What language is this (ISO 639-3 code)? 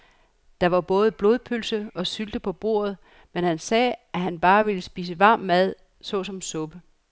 dan